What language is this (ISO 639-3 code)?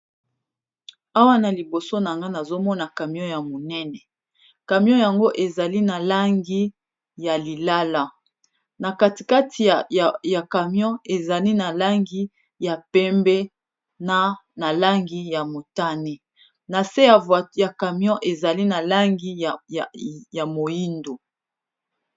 lin